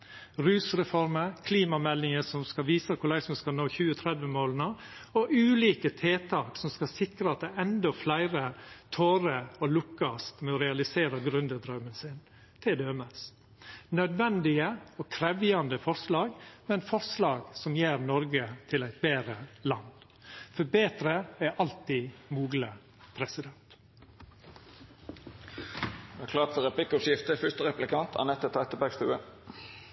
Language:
Norwegian Nynorsk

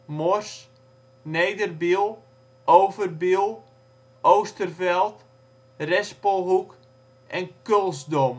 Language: Dutch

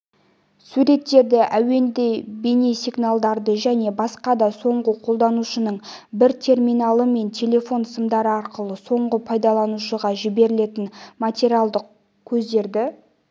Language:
Kazakh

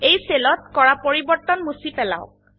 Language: Assamese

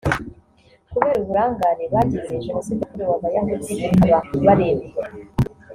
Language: Kinyarwanda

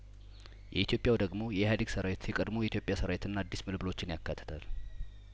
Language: Amharic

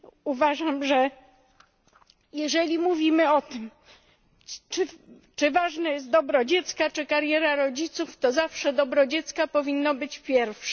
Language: Polish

